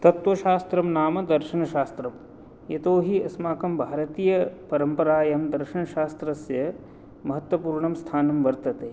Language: Sanskrit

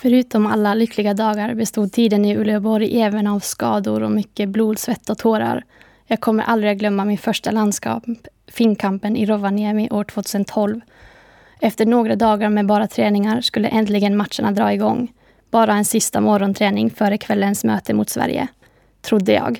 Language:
Swedish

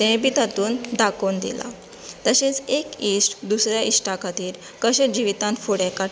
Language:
Konkani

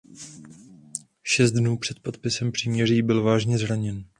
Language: Czech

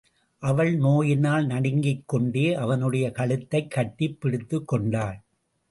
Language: Tamil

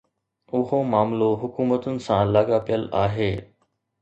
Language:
Sindhi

